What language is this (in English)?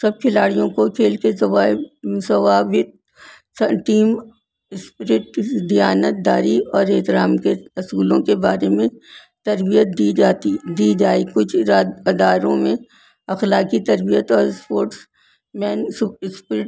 Urdu